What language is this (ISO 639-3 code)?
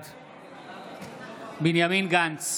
heb